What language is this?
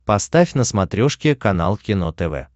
Russian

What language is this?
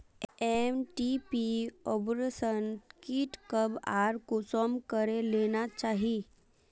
Magahi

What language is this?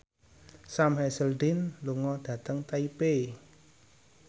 Javanese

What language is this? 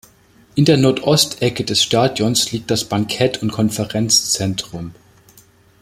German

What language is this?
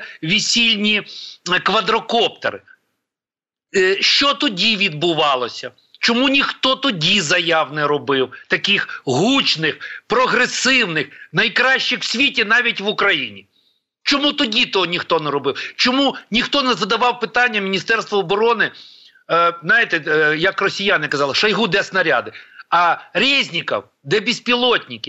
Ukrainian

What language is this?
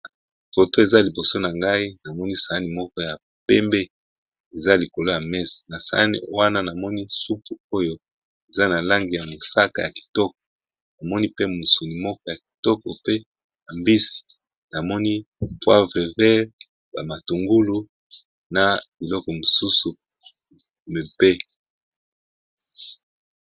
Lingala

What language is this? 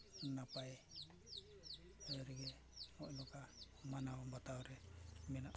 Santali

